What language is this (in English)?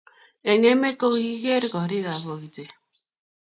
Kalenjin